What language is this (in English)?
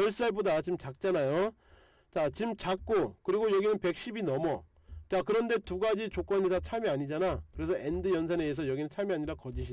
Korean